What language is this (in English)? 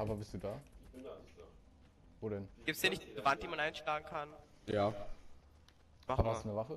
German